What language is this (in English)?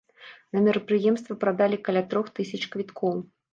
Belarusian